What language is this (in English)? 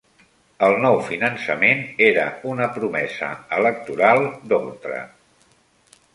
Catalan